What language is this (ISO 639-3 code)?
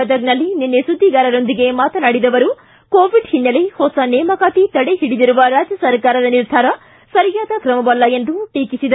kan